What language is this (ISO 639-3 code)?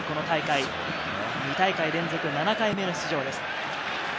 jpn